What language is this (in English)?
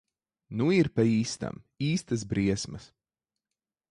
Latvian